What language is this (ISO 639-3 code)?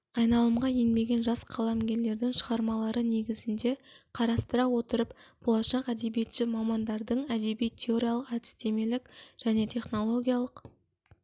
kaz